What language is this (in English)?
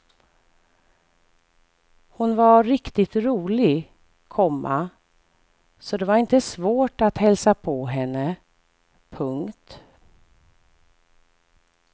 Swedish